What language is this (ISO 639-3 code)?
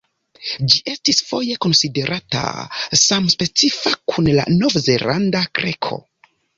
epo